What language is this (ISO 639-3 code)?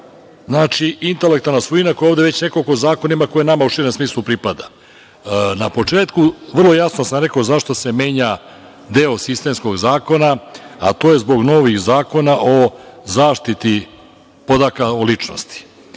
srp